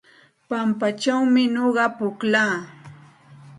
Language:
Santa Ana de Tusi Pasco Quechua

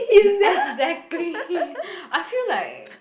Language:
English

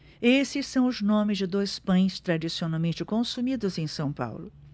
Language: Portuguese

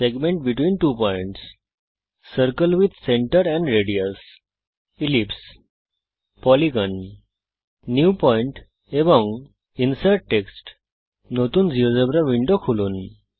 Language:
Bangla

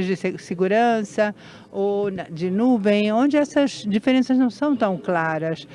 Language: Portuguese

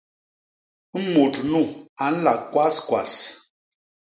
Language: Basaa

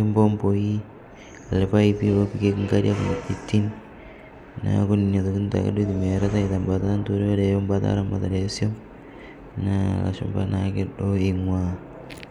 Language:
Masai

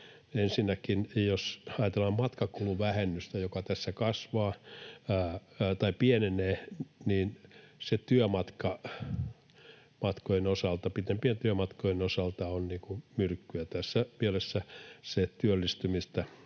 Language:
Finnish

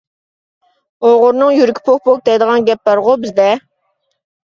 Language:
Uyghur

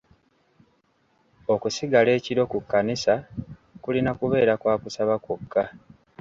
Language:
Ganda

